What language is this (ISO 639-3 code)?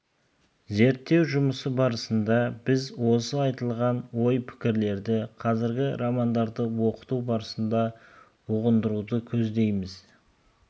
kaz